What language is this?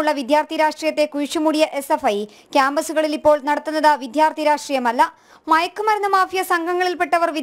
Malayalam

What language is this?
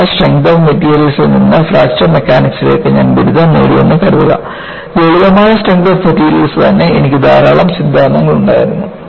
Malayalam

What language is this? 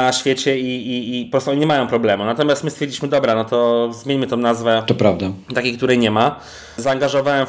Polish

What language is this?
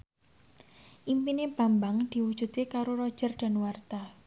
Javanese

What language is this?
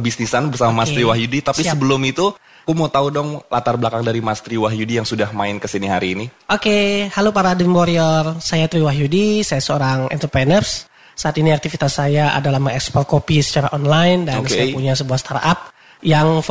Indonesian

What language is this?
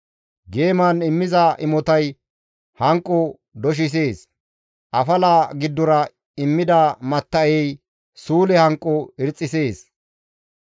Gamo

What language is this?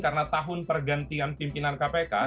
Indonesian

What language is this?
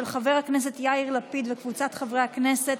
Hebrew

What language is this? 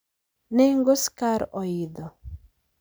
Luo (Kenya and Tanzania)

